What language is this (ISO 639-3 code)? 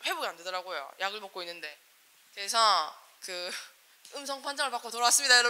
kor